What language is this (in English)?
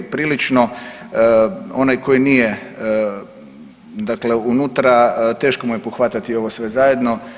Croatian